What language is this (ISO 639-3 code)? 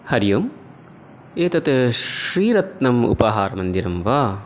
san